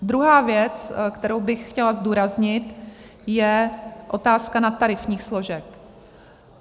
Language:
Czech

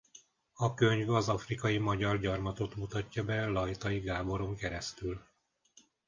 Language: Hungarian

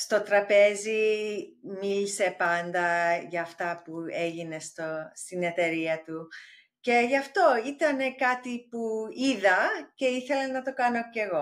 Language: Greek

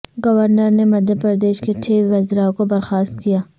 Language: Urdu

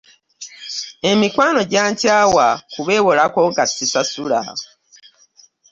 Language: Ganda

